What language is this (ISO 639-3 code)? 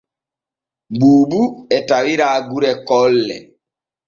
fue